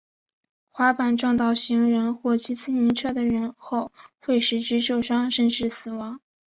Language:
Chinese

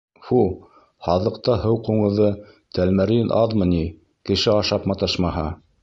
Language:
Bashkir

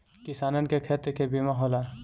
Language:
Bhojpuri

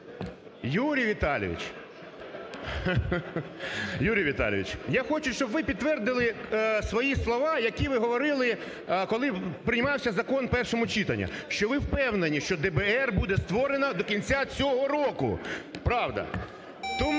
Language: Ukrainian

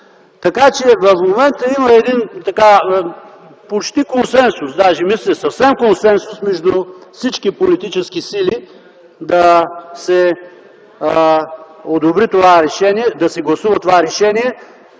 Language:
Bulgarian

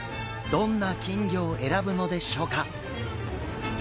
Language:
Japanese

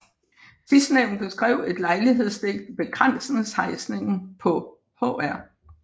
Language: Danish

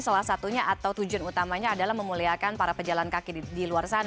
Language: Indonesian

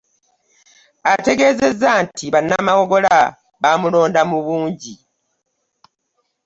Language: Ganda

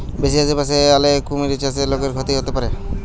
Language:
Bangla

